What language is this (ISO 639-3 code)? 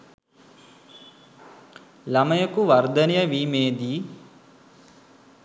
sin